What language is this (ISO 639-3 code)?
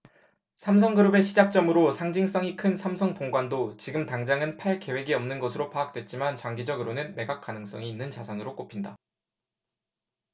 kor